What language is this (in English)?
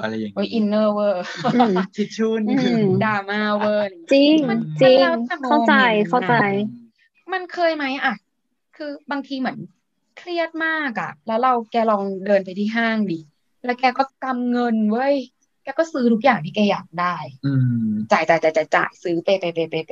Thai